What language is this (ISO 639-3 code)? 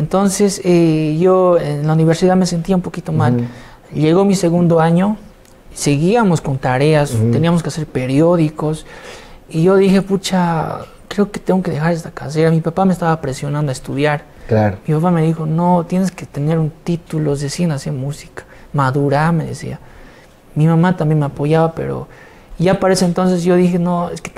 spa